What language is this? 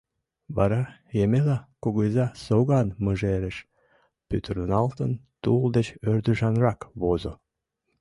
Mari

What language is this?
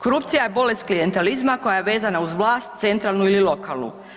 Croatian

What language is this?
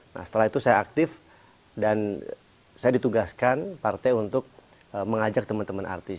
Indonesian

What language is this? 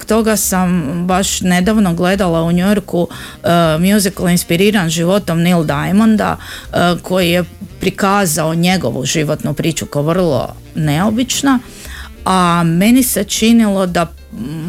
Croatian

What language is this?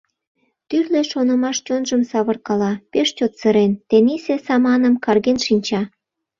Mari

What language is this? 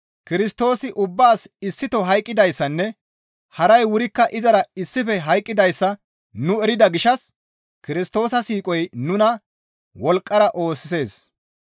Gamo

